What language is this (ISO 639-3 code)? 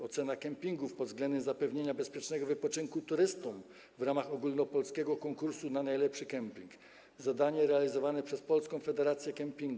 pol